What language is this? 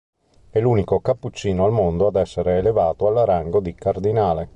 Italian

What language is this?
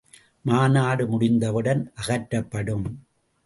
Tamil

